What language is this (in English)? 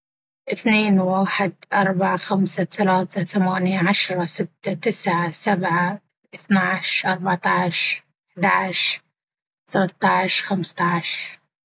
Baharna Arabic